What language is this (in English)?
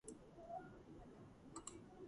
Georgian